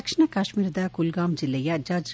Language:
Kannada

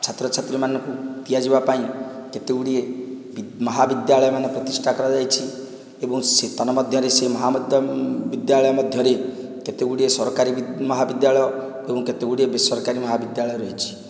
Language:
Odia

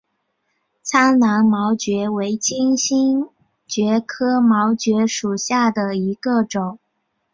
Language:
Chinese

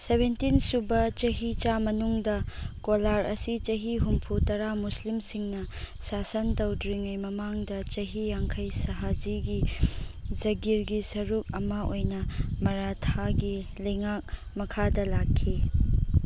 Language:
Manipuri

